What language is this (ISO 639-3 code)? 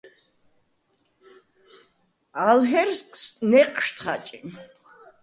sva